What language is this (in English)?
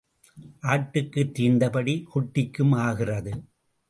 Tamil